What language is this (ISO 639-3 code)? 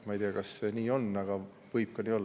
est